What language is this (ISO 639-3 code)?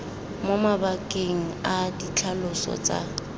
tsn